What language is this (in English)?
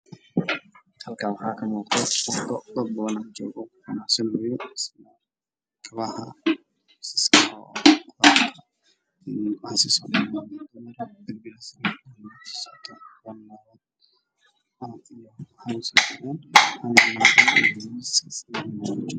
Somali